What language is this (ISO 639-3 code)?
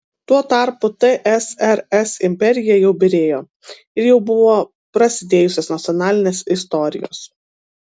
lit